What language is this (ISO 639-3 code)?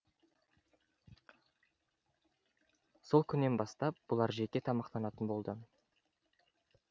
kaz